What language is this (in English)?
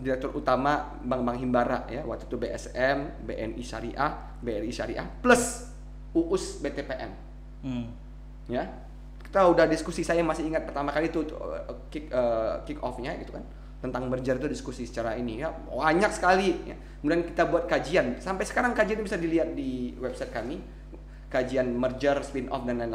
Indonesian